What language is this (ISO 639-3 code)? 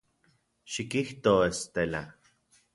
ncx